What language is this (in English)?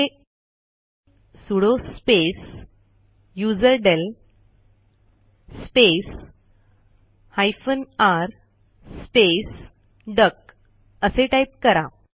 Marathi